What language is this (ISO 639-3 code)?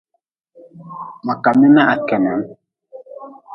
nmz